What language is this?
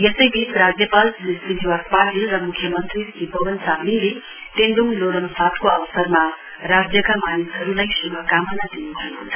Nepali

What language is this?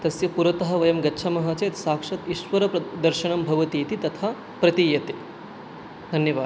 Sanskrit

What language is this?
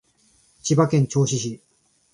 Japanese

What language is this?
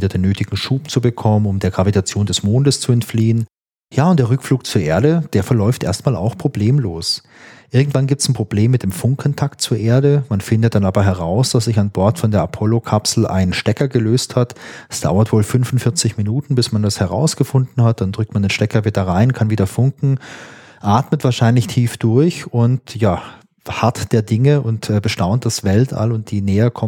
German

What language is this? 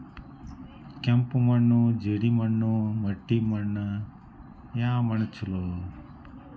Kannada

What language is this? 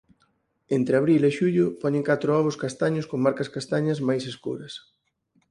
Galician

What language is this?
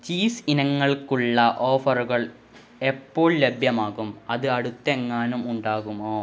Malayalam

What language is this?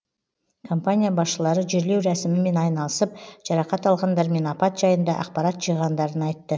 Kazakh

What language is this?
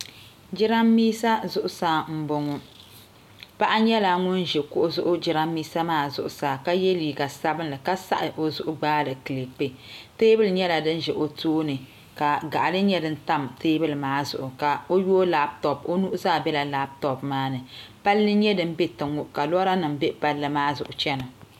Dagbani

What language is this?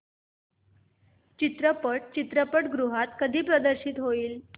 Marathi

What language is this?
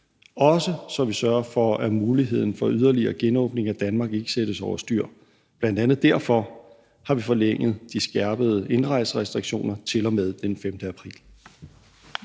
Danish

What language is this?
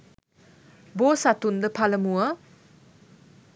Sinhala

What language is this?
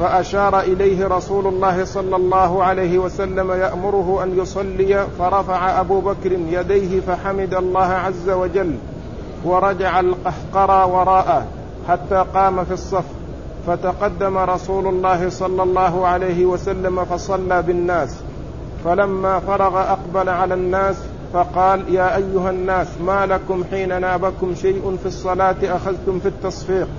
Arabic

